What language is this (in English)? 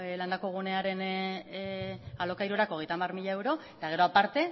Basque